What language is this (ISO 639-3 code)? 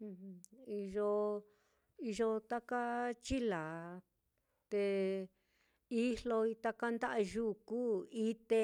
vmm